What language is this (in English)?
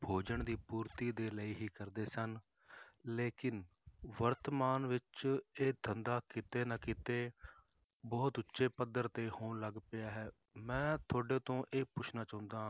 Punjabi